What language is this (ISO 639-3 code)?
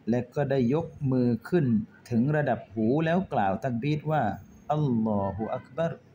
tha